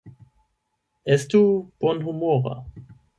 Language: Esperanto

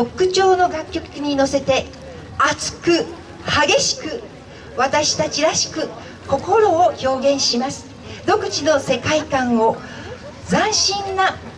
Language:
Japanese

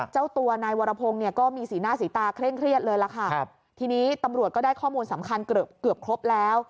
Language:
Thai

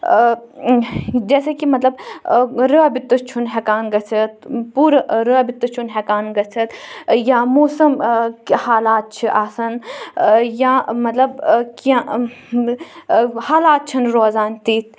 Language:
Kashmiri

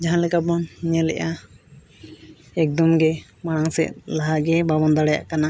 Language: Santali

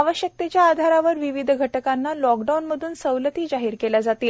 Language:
Marathi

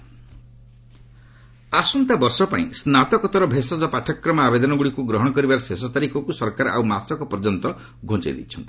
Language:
Odia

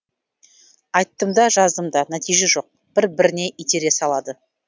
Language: Kazakh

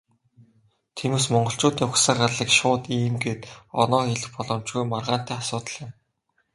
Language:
Mongolian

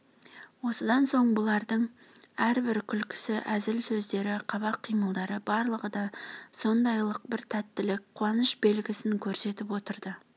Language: Kazakh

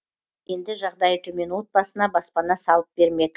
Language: Kazakh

